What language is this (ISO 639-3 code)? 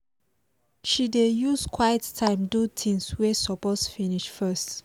pcm